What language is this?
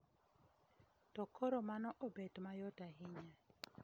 Luo (Kenya and Tanzania)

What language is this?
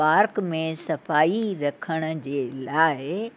Sindhi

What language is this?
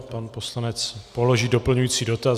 Czech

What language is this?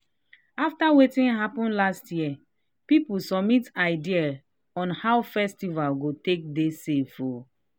Nigerian Pidgin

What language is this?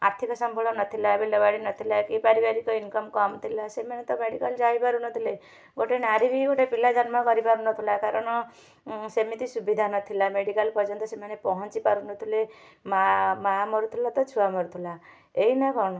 Odia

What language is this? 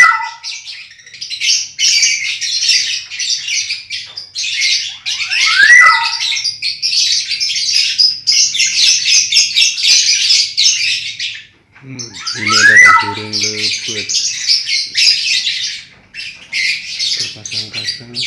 Indonesian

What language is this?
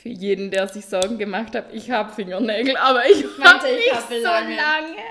German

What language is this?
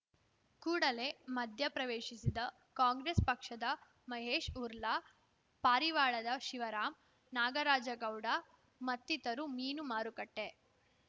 Kannada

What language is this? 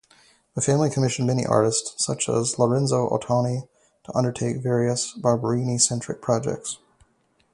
English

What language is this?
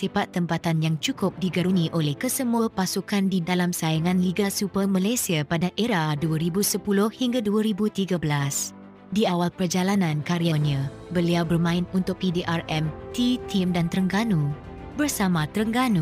Malay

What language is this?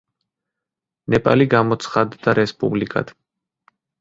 Georgian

